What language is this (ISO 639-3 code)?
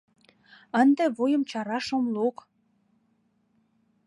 chm